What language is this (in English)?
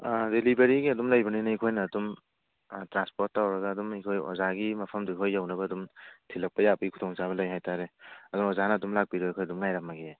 Manipuri